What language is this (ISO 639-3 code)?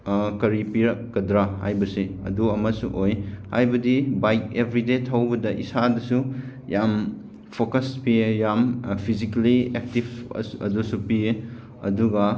mni